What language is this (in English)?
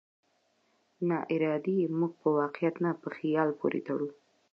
Pashto